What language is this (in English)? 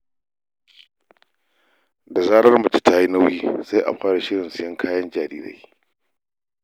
Hausa